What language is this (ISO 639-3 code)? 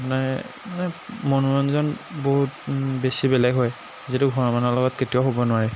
asm